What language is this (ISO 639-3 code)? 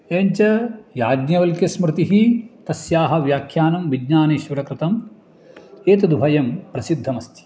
san